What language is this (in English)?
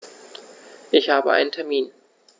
German